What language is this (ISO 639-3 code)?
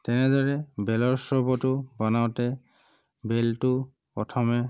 asm